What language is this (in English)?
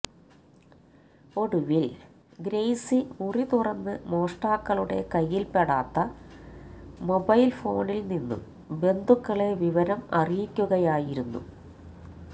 Malayalam